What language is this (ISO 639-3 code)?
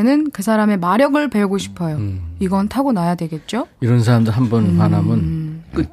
kor